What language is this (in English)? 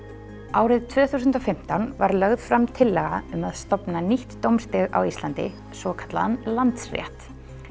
Icelandic